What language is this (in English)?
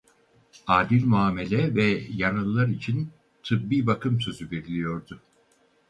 Turkish